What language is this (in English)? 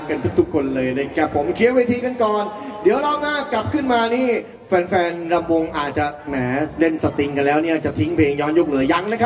Thai